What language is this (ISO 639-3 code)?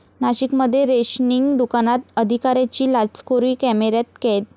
mar